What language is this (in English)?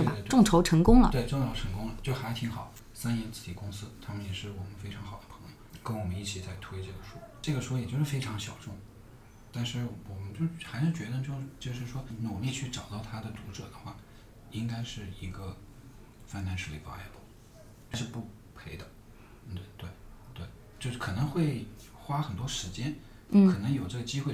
Chinese